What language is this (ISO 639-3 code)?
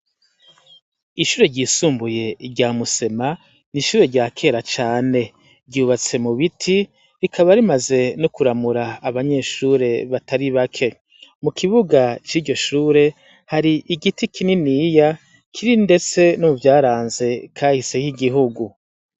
run